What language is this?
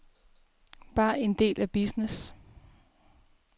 Danish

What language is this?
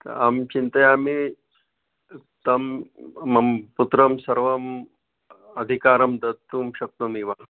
Sanskrit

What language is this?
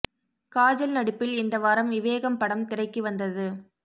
Tamil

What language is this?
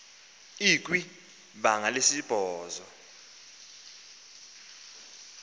Xhosa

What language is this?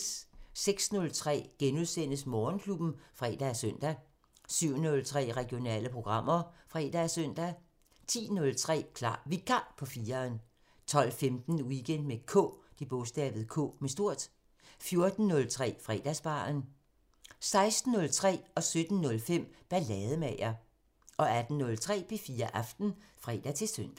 Danish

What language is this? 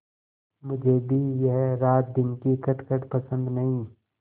Hindi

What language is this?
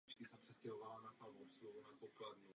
Czech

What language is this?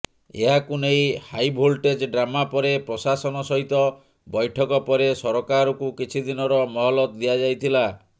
Odia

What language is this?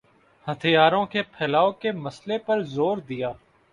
Urdu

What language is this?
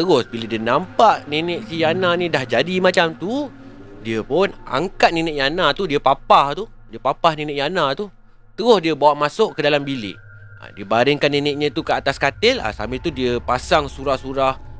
Malay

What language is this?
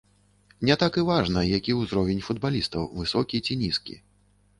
Belarusian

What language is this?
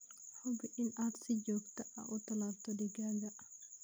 Somali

